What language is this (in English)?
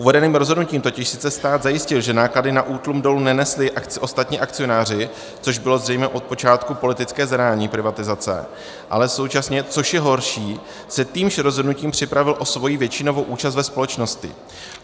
Czech